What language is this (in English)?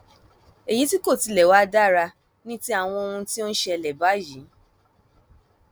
Yoruba